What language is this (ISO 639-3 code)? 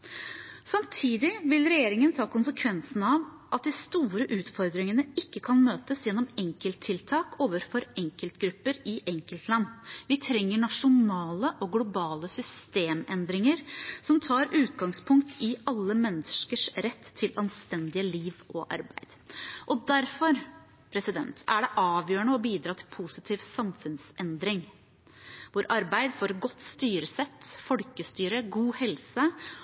nob